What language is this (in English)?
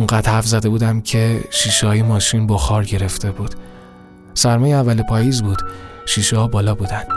Persian